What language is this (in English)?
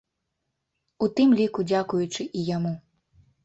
Belarusian